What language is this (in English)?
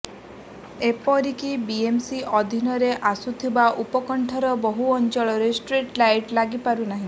Odia